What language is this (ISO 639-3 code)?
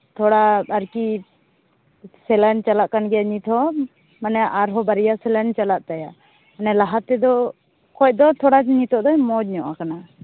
sat